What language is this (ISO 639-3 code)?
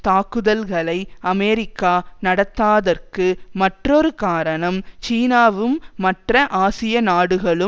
tam